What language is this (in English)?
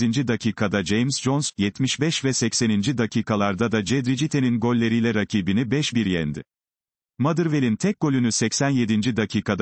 Turkish